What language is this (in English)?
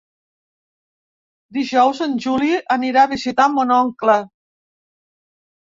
Catalan